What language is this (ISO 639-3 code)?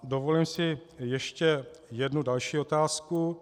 ces